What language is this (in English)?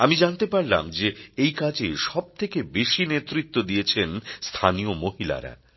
Bangla